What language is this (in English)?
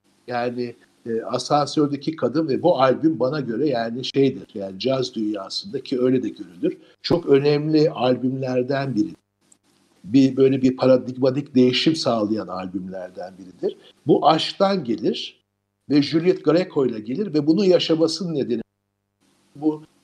Turkish